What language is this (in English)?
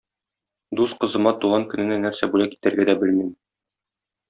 Tatar